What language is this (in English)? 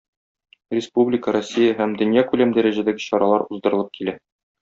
Tatar